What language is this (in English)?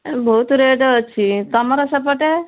Odia